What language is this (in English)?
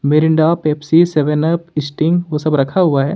Hindi